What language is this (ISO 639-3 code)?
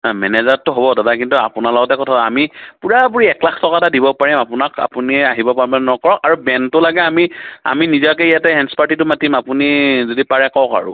asm